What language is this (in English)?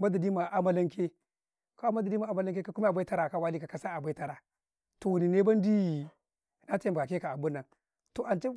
Karekare